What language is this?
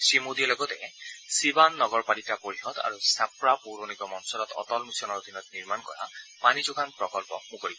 Assamese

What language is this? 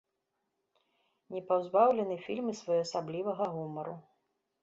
Belarusian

